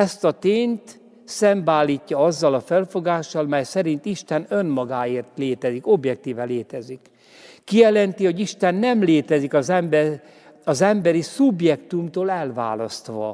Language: Hungarian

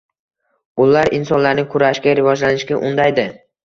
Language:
Uzbek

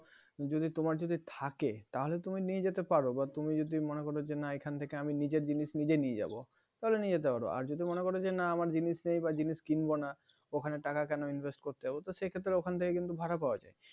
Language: Bangla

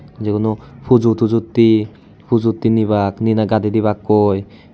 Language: Chakma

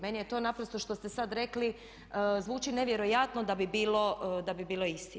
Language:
Croatian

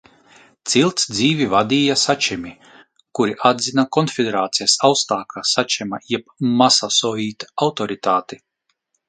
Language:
Latvian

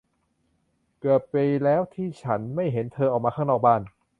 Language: Thai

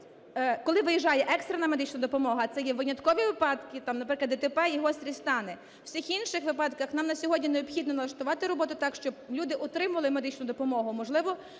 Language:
Ukrainian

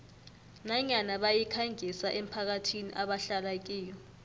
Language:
South Ndebele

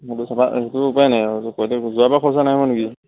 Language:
Assamese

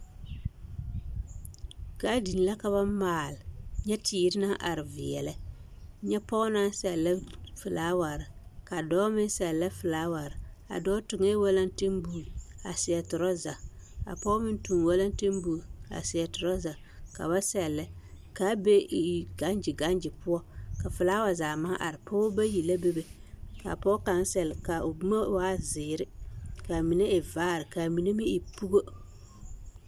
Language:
Southern Dagaare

